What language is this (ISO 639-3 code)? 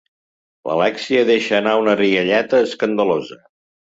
cat